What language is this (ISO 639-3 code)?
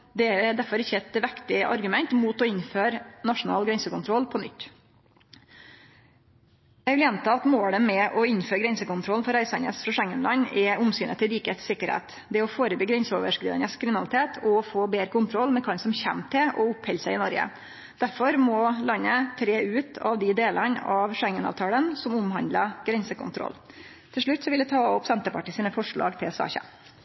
nno